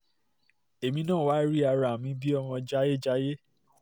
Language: Yoruba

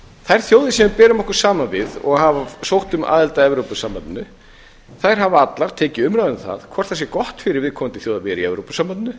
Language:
Icelandic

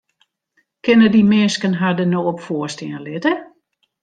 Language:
Western Frisian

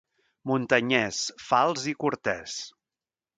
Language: Catalan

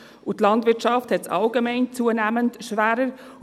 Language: Swiss German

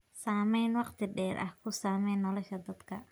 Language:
Somali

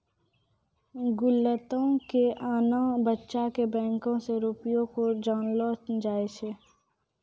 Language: Maithili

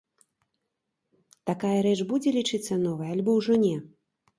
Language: Belarusian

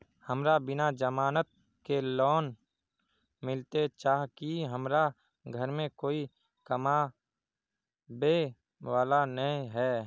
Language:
Magahi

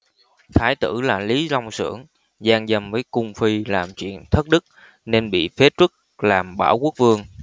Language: Vietnamese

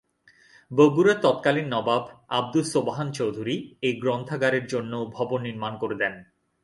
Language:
Bangla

